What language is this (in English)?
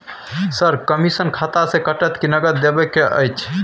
Maithili